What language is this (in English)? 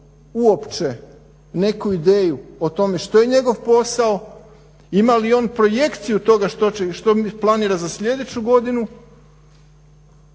Croatian